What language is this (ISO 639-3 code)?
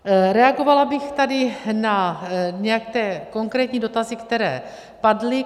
ces